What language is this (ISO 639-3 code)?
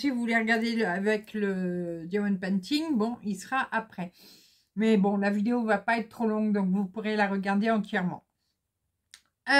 fra